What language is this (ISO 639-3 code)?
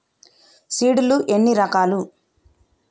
tel